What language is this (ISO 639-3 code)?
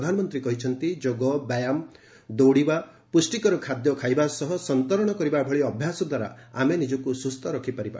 ori